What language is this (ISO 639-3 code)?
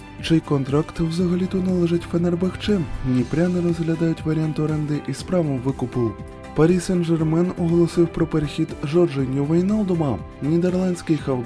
ukr